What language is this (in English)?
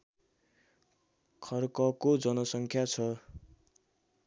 Nepali